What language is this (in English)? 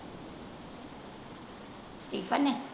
Punjabi